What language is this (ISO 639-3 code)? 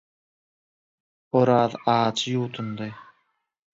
tuk